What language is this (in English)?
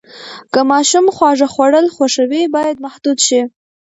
Pashto